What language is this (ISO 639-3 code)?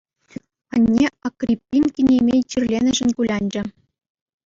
chv